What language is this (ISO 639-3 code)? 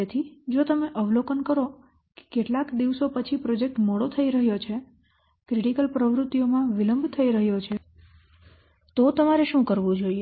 guj